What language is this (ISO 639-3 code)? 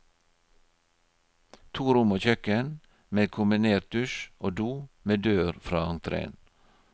nor